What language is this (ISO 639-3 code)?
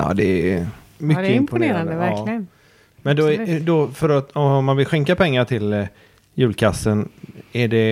swe